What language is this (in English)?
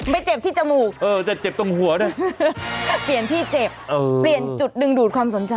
Thai